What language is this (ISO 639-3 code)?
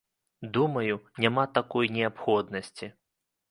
bel